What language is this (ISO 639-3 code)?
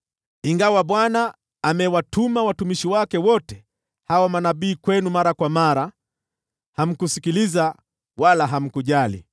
swa